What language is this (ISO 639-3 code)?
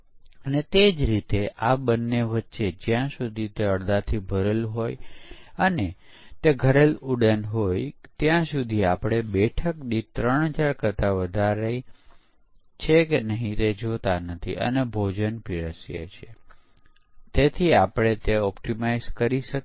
guj